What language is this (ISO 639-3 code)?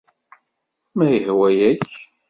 kab